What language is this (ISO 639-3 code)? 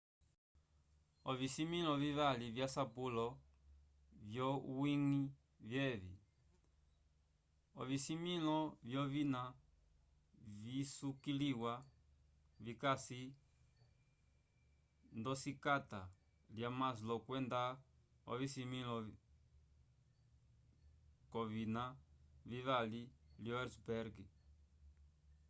umb